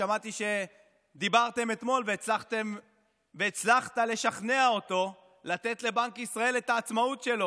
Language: Hebrew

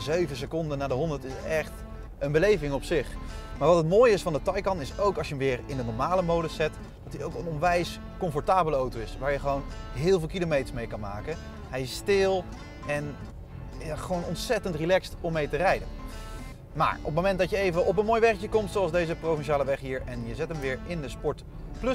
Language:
Dutch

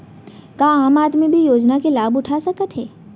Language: Chhattisgarhi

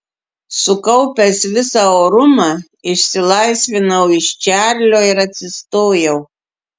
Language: Lithuanian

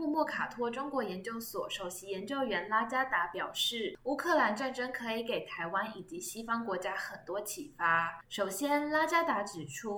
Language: Chinese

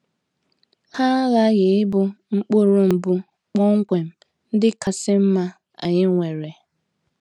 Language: Igbo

